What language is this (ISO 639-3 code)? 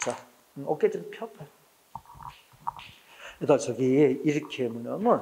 kor